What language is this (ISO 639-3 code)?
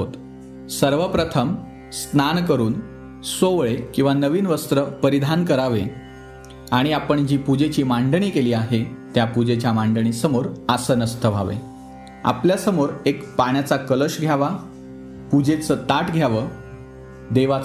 mar